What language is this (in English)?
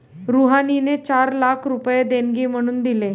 Marathi